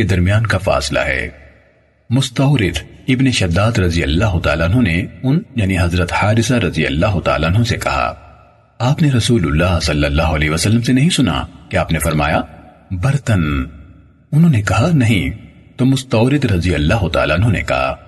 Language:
Urdu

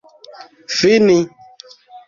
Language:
Esperanto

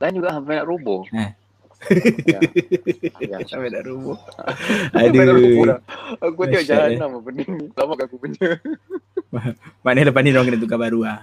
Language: Malay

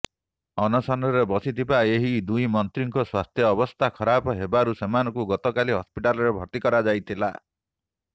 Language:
Odia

